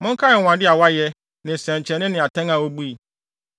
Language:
Akan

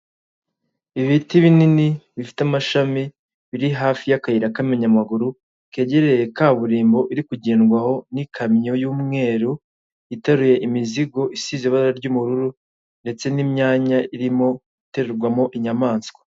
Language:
Kinyarwanda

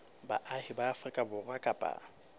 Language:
Southern Sotho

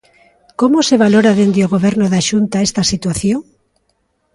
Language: Galician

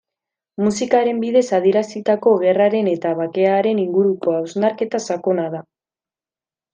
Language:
Basque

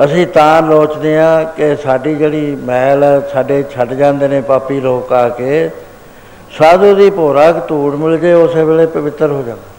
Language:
Punjabi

